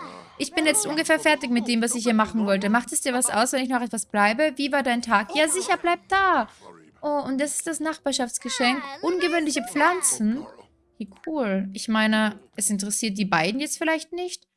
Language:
German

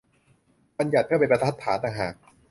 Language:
Thai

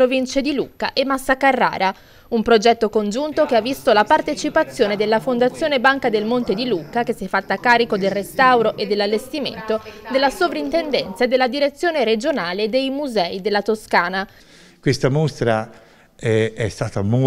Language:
Italian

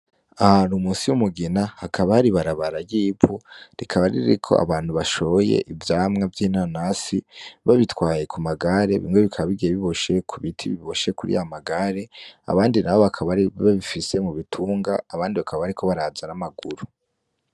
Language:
Rundi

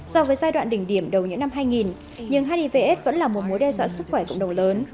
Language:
Vietnamese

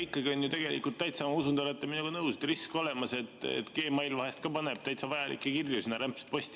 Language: Estonian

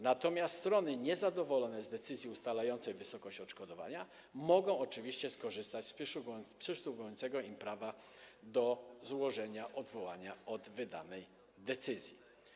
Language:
Polish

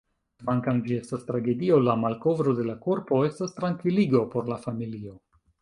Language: Esperanto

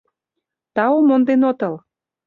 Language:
Mari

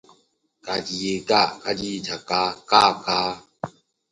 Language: English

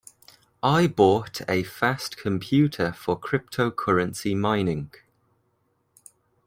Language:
English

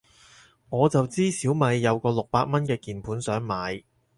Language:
Cantonese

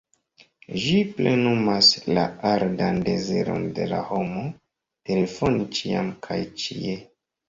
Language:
Esperanto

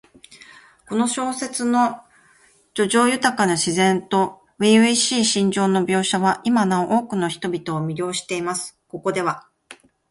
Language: Japanese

